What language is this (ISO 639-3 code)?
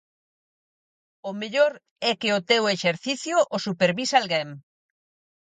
glg